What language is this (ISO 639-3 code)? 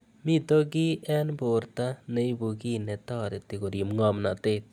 kln